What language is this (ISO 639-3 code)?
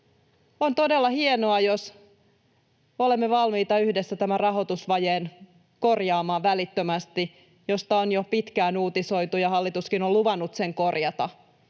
fin